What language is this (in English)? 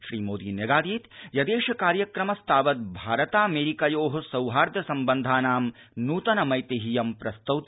Sanskrit